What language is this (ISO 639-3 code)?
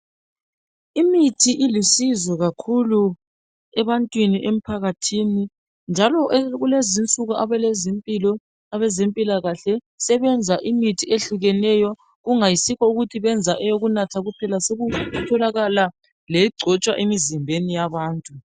nde